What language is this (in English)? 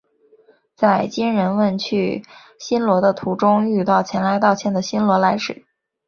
Chinese